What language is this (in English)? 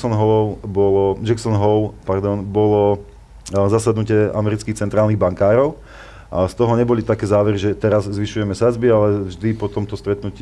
Slovak